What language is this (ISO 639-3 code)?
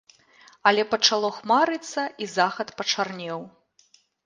bel